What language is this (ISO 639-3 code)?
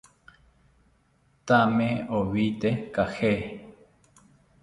cpy